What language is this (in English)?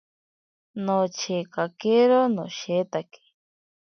Ashéninka Perené